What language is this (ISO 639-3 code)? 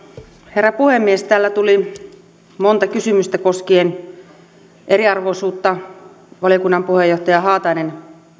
fin